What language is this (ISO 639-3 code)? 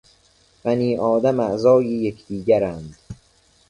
fas